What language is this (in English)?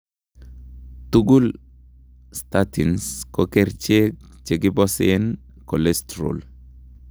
Kalenjin